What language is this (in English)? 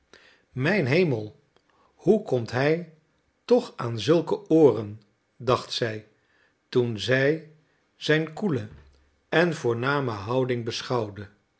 Dutch